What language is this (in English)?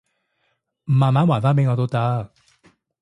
Cantonese